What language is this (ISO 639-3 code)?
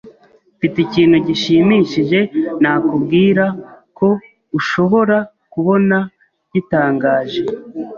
kin